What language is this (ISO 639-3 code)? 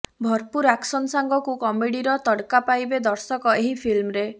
ori